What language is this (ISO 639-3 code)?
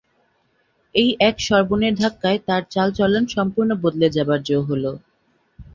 ben